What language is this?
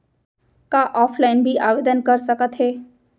Chhattisgarhi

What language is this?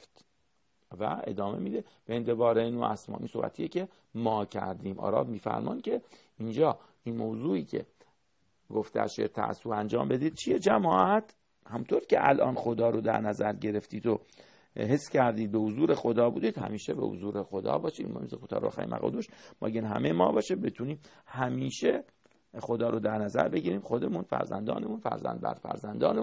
Persian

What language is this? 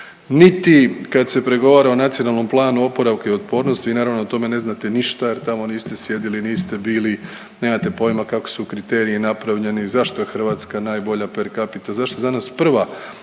Croatian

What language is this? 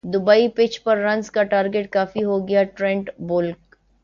Urdu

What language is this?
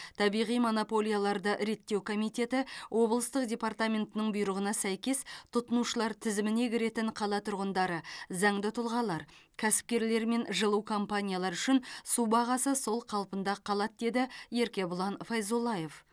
Kazakh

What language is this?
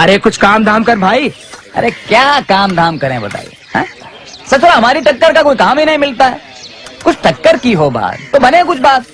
Hindi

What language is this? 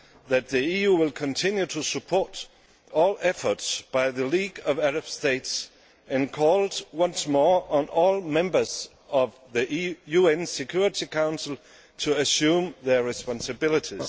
English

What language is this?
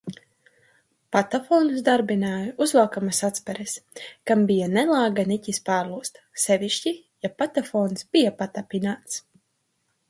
Latvian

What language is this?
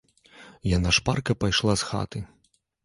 Belarusian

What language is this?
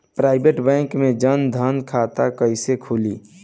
Bhojpuri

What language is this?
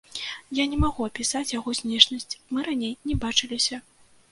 Belarusian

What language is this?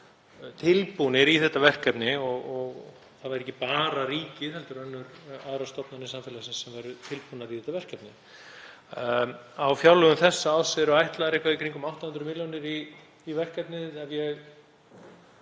Icelandic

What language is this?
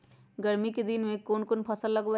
Magahi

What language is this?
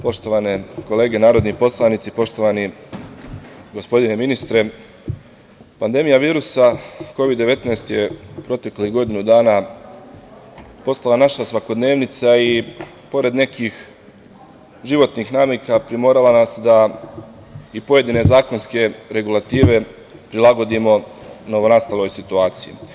Serbian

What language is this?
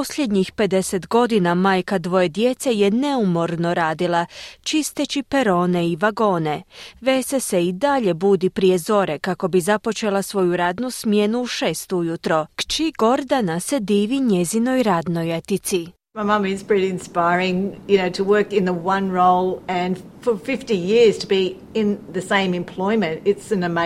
Croatian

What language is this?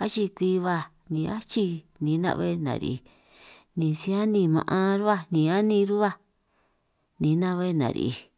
San Martín Itunyoso Triqui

